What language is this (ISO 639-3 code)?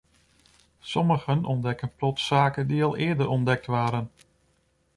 nld